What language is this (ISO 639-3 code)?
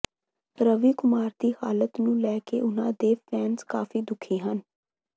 pan